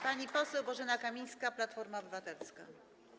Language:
Polish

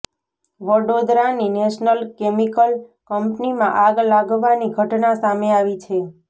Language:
Gujarati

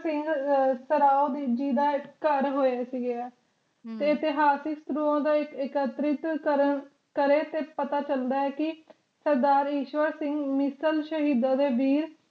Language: Punjabi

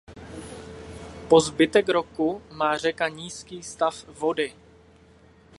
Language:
Czech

